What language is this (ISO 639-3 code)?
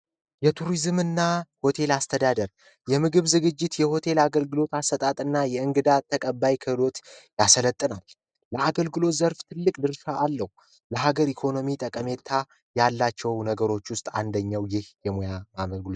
amh